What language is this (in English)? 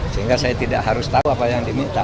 Indonesian